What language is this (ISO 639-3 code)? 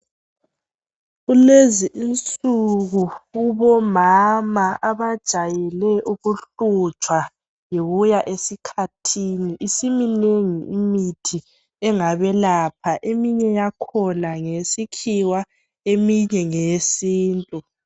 nde